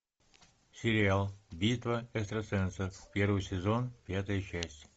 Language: Russian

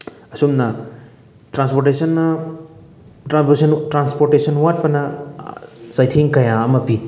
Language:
Manipuri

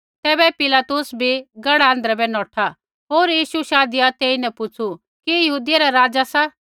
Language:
Kullu Pahari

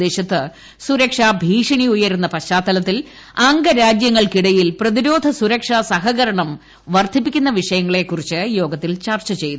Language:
Malayalam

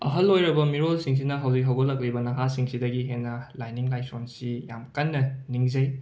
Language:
Manipuri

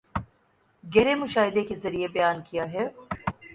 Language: Urdu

